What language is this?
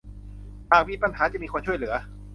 Thai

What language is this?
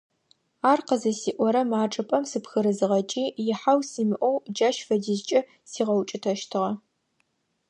Adyghe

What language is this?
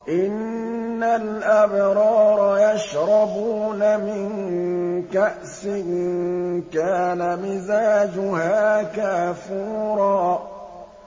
Arabic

